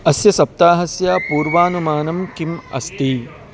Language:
Sanskrit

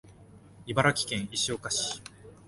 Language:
Japanese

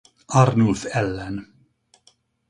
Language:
Hungarian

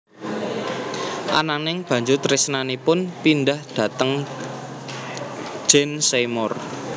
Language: Javanese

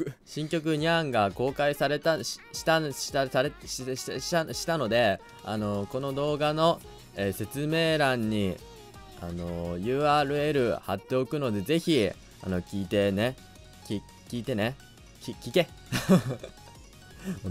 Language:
Japanese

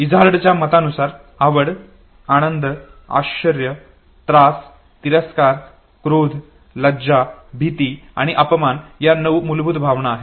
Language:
Marathi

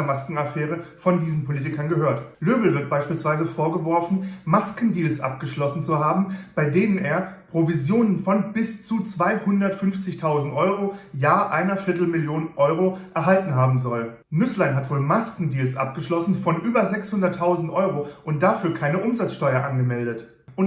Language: German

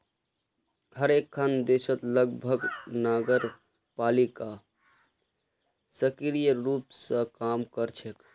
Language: Magahi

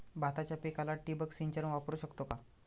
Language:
Marathi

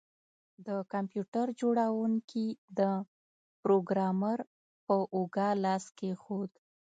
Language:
Pashto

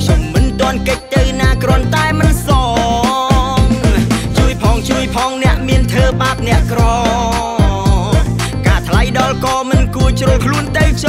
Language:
Thai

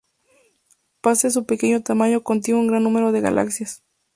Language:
Spanish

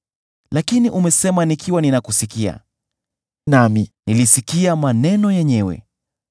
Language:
Swahili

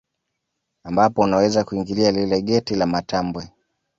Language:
Swahili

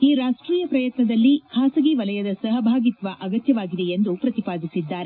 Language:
Kannada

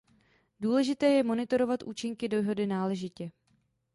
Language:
Czech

